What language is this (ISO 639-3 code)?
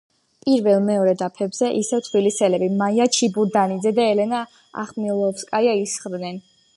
kat